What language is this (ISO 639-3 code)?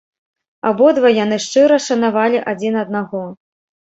bel